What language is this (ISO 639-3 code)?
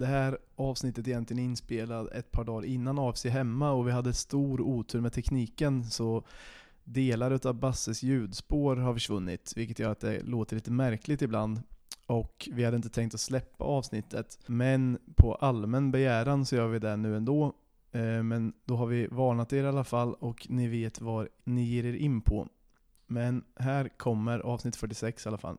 swe